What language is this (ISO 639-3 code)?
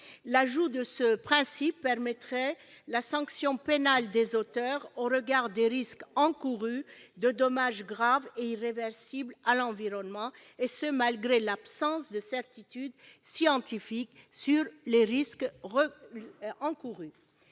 fra